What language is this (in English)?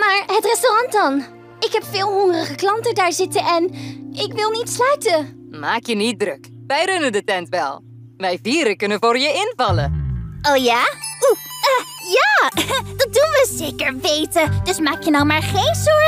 Dutch